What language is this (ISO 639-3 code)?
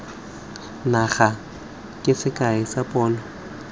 tsn